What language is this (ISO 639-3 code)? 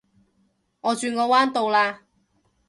yue